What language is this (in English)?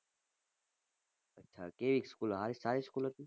Gujarati